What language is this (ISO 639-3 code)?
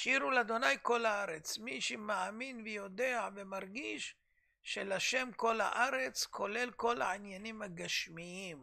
heb